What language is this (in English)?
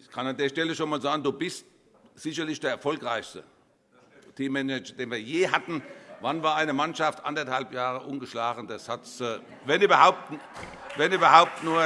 German